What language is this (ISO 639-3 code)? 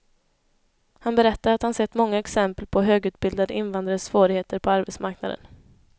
swe